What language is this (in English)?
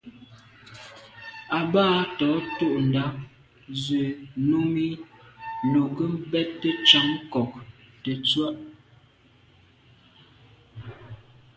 Medumba